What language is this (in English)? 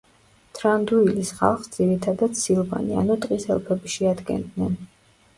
Georgian